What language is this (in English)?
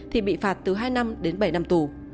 Vietnamese